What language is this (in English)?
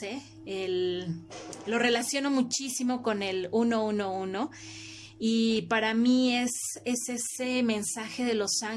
Spanish